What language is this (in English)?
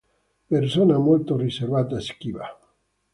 Italian